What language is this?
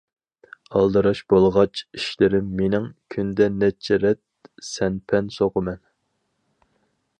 Uyghur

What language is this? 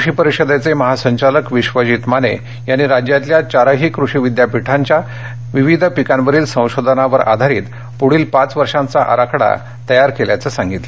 Marathi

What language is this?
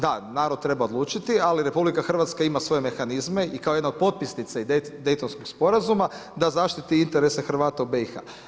Croatian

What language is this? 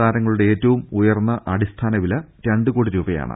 Malayalam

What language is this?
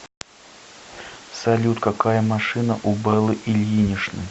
Russian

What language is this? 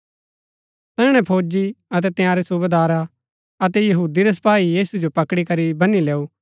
Gaddi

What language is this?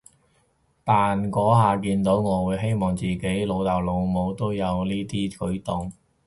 Cantonese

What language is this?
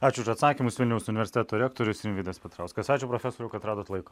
Lithuanian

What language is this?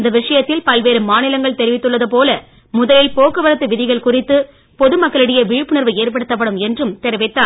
Tamil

